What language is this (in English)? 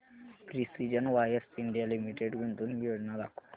Marathi